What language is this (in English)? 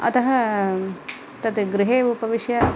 Sanskrit